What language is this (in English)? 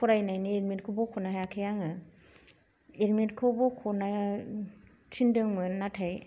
Bodo